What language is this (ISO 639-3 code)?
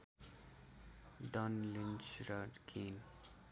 nep